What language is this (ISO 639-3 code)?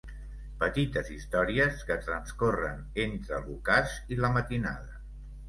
cat